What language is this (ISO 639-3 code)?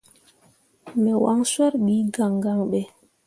mua